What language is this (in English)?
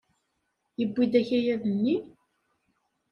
Kabyle